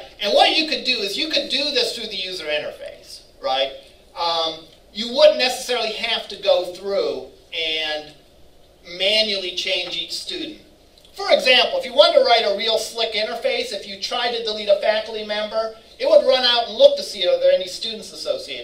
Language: English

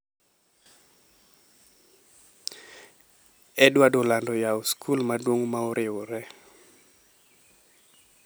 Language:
Luo (Kenya and Tanzania)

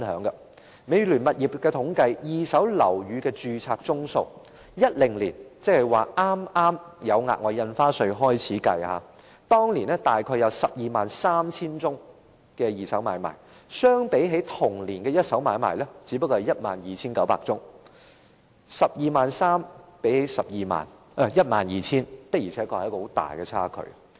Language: Cantonese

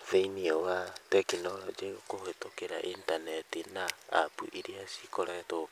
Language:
Kikuyu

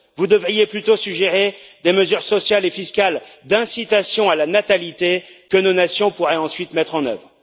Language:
French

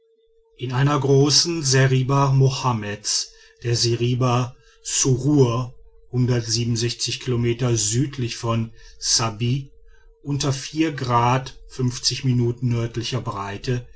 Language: German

